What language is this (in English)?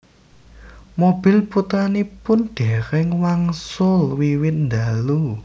Javanese